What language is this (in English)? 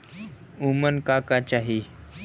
Bhojpuri